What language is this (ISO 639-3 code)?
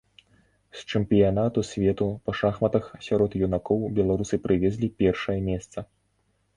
bel